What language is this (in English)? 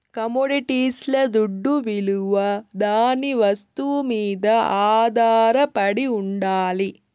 Telugu